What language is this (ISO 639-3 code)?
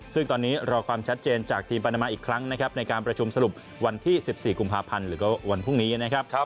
tha